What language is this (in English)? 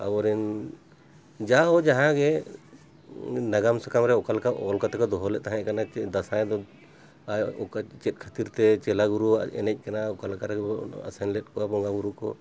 Santali